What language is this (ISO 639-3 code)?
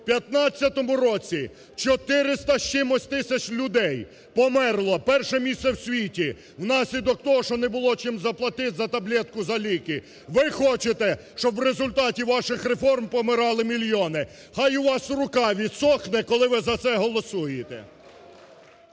ukr